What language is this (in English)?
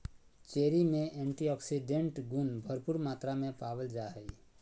Magahi